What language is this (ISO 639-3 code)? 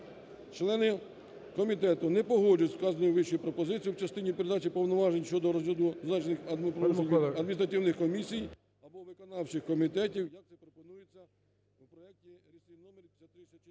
ukr